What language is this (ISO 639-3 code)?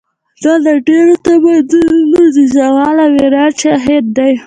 pus